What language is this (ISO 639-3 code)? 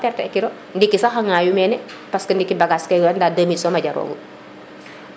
srr